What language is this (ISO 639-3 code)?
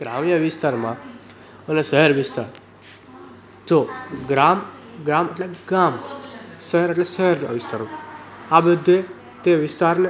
guj